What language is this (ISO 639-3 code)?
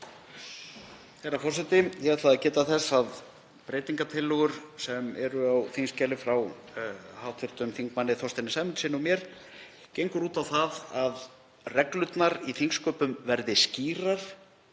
isl